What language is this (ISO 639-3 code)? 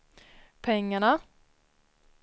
swe